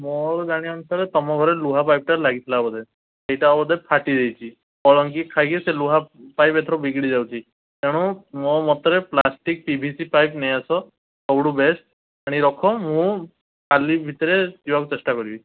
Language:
Odia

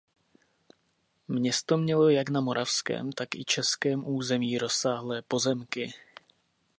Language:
Czech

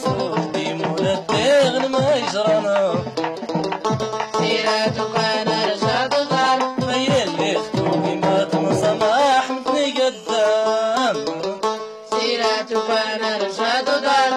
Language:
Arabic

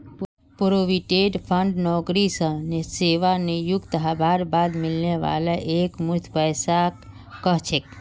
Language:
Magahi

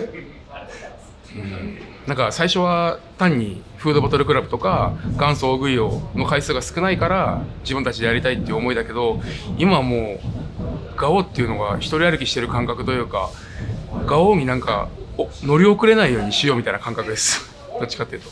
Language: Japanese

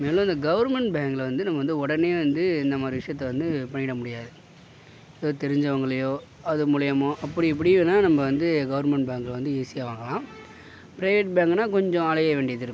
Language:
Tamil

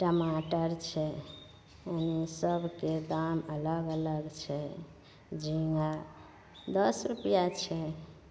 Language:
Maithili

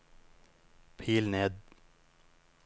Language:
Norwegian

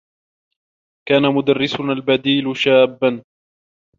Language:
Arabic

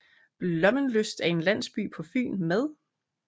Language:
Danish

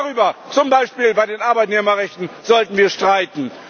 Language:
German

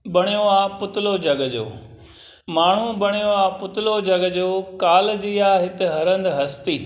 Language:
Sindhi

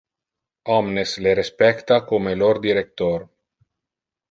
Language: Interlingua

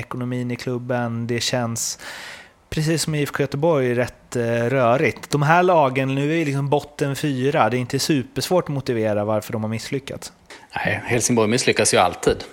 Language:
Swedish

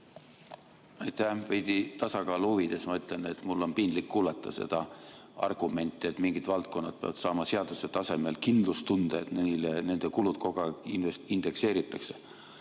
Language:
Estonian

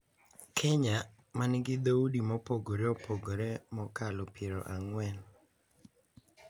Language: Luo (Kenya and Tanzania)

